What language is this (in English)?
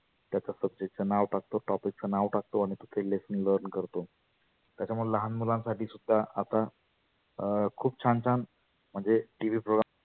Marathi